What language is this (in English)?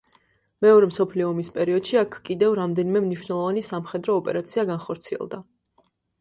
Georgian